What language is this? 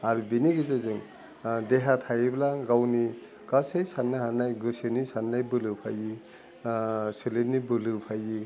Bodo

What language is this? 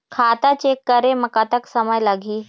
Chhattisgarhi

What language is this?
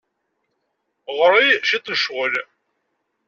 Kabyle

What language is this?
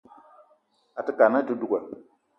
Eton (Cameroon)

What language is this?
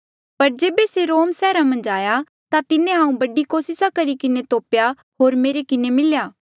Mandeali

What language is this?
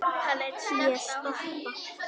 Icelandic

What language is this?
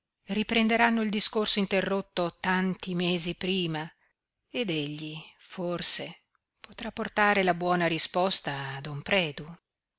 Italian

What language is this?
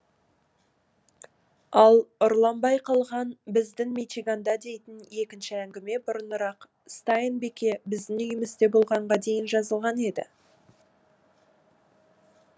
Kazakh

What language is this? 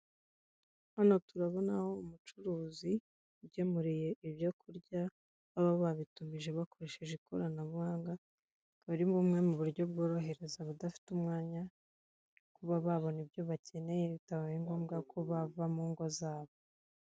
Kinyarwanda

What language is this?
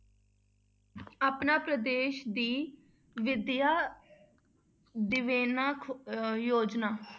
Punjabi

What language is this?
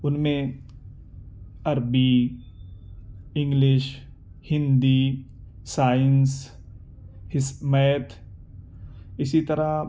Urdu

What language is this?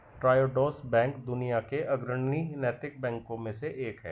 Hindi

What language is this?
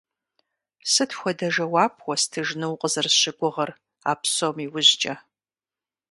Kabardian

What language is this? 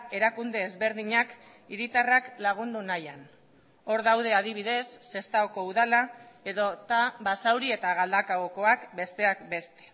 Basque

